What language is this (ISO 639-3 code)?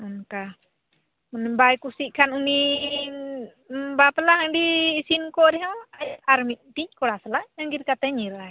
sat